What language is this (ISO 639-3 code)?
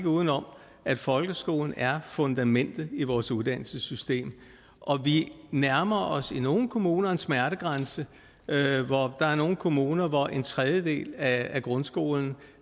dan